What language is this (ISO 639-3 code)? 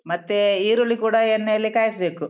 kan